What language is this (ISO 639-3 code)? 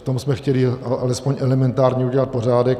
ces